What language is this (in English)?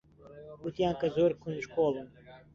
Central Kurdish